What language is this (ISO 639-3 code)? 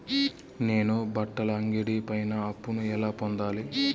tel